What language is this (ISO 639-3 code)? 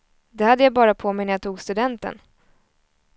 swe